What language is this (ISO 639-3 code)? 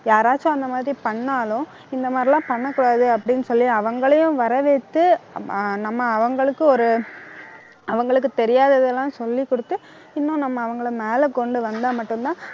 tam